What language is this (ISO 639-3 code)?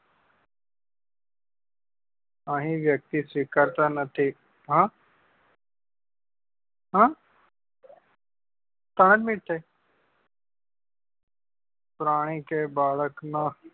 guj